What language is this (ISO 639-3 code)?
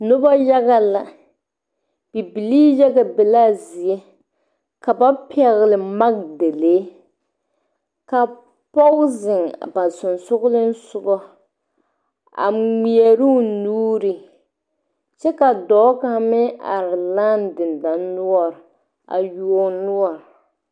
dga